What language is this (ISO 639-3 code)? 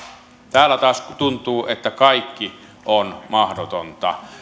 fin